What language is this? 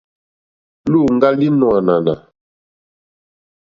Mokpwe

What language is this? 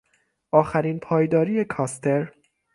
Persian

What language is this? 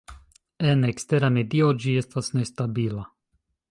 Esperanto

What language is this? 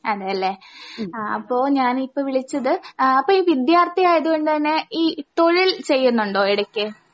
Malayalam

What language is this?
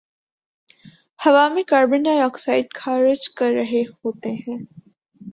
Urdu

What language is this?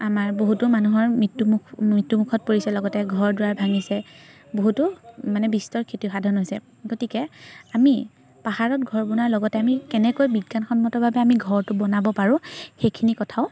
Assamese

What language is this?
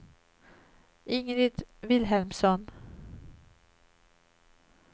Swedish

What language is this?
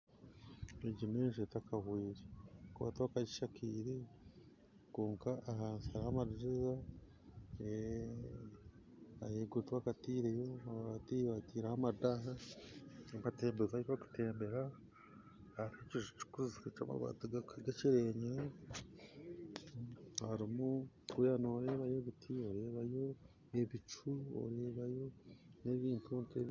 Nyankole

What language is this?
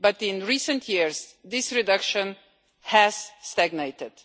English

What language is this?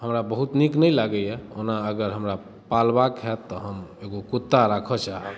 Maithili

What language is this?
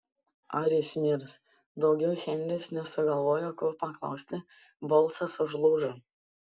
Lithuanian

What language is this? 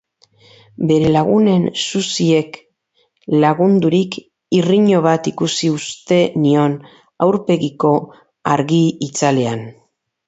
Basque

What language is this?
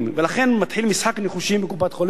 Hebrew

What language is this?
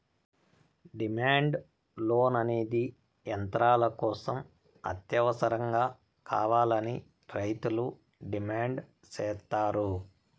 Telugu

